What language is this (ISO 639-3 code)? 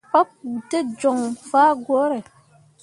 mua